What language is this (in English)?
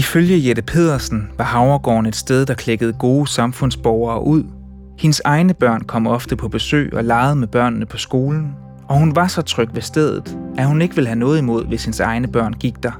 Danish